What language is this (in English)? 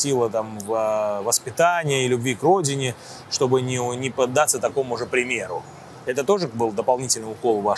Russian